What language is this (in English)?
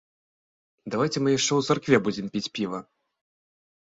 Belarusian